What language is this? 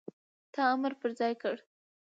Pashto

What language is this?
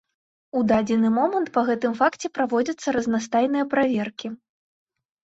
Belarusian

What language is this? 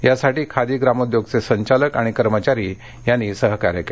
Marathi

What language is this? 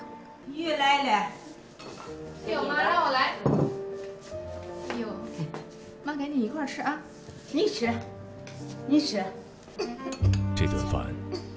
Vietnamese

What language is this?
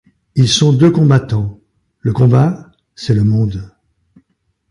French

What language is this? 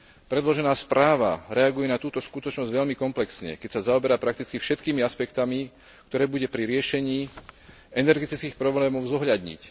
Slovak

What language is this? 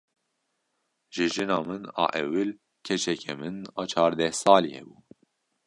Kurdish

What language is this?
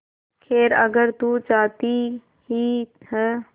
Hindi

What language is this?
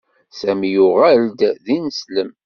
Kabyle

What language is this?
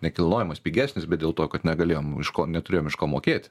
Lithuanian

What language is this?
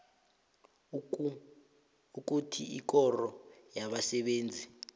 South Ndebele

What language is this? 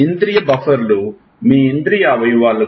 Telugu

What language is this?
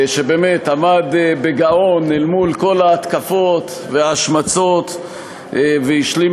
Hebrew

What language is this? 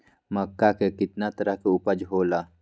Magahi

